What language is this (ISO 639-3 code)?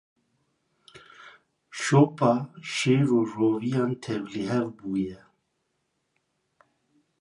kur